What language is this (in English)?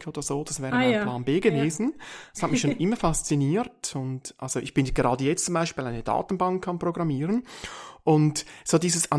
German